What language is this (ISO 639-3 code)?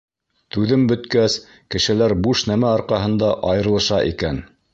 bak